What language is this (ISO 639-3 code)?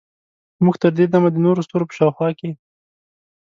pus